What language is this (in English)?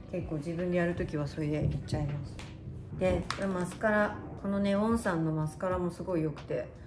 Japanese